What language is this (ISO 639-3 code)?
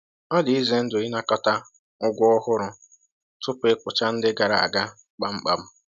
ibo